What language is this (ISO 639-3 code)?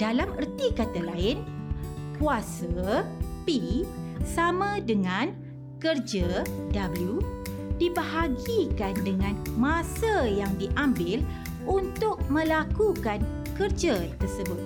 msa